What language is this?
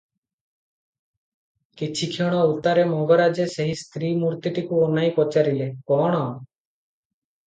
Odia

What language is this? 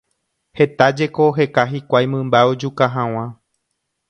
Guarani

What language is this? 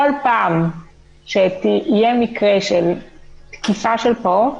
Hebrew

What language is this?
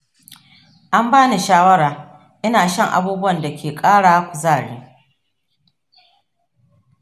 Hausa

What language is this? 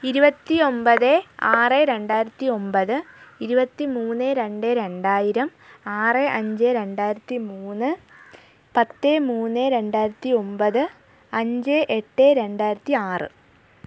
Malayalam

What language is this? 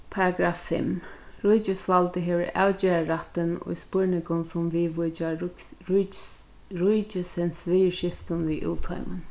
Faroese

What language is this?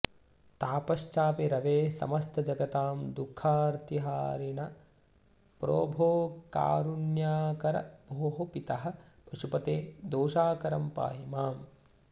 Sanskrit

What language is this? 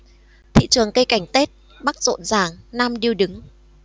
Vietnamese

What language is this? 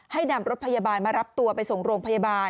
Thai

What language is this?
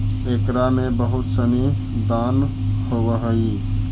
Magahi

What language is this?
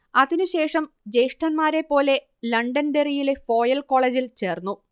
Malayalam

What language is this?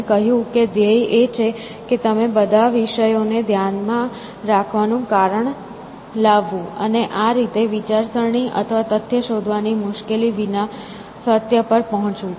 Gujarati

